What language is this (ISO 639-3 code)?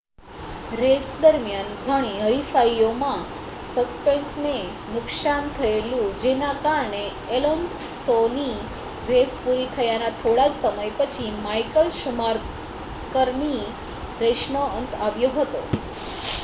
guj